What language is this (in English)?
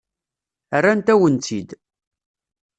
Kabyle